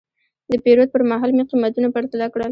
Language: Pashto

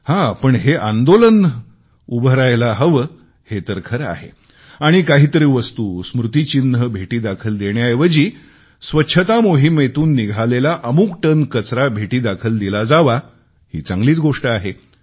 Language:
Marathi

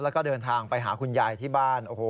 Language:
Thai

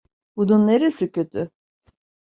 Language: Turkish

